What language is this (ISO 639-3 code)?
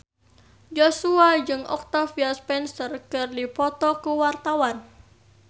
sun